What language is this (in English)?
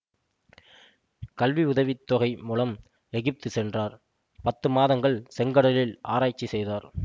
Tamil